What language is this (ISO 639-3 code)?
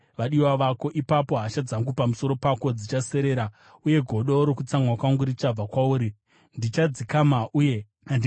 sna